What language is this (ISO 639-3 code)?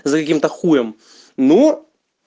rus